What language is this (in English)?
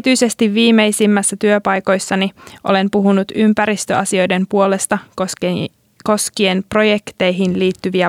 Finnish